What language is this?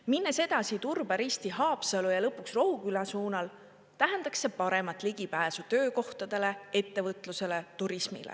Estonian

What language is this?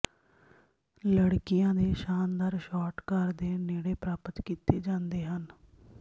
Punjabi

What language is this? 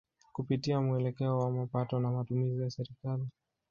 Swahili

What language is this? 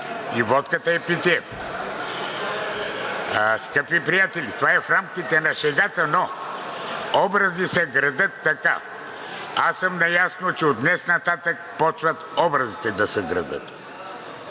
Bulgarian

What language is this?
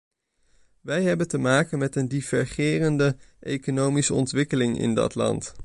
Dutch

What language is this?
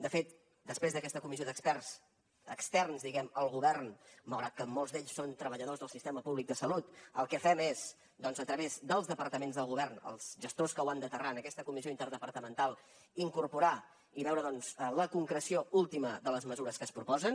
Catalan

